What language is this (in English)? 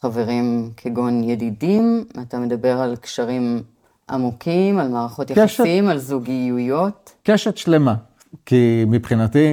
Hebrew